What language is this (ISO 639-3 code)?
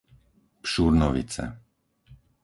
slk